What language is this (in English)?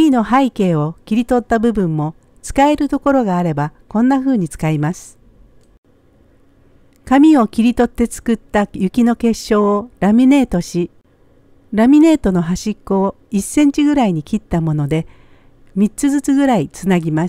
Japanese